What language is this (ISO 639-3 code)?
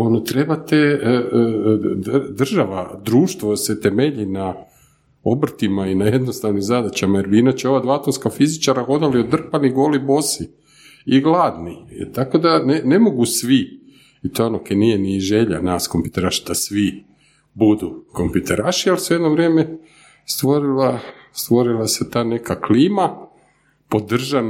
hrv